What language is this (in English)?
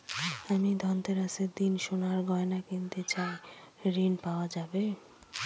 Bangla